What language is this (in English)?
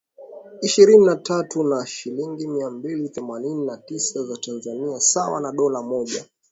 Swahili